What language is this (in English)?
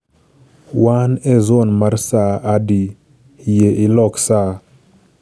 Luo (Kenya and Tanzania)